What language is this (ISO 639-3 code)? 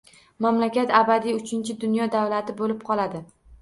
uzb